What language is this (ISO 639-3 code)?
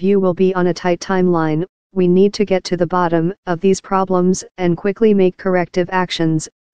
eng